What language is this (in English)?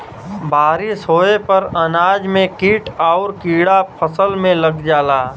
Bhojpuri